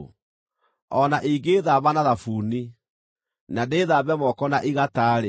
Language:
Kikuyu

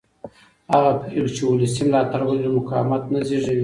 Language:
Pashto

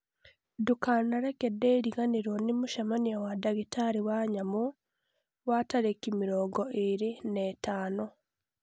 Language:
Kikuyu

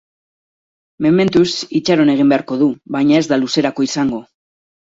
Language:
Basque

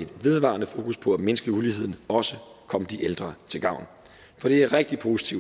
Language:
Danish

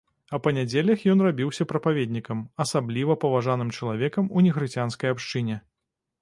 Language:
Belarusian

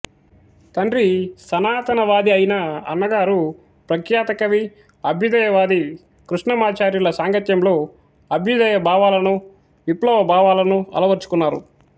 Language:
Telugu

